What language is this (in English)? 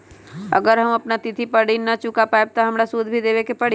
Magahi